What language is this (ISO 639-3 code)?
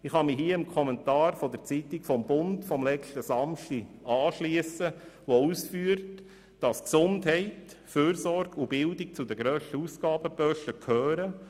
gsw